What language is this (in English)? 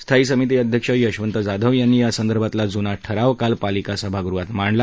Marathi